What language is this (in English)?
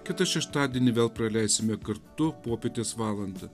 Lithuanian